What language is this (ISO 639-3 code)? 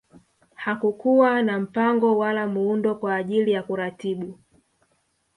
swa